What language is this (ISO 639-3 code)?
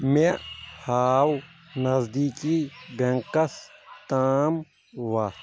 kas